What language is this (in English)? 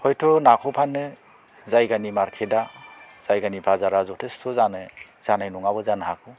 Bodo